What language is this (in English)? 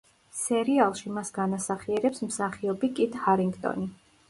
Georgian